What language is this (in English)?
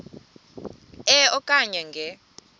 Xhosa